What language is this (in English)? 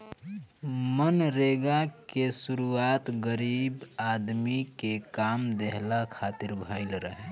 Bhojpuri